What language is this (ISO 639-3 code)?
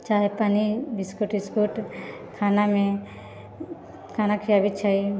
mai